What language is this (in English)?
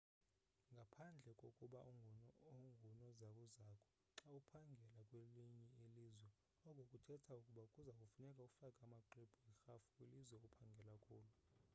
Xhosa